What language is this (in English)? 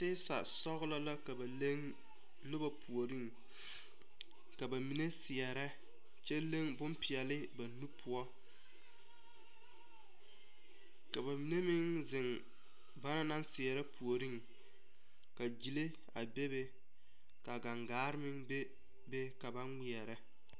Southern Dagaare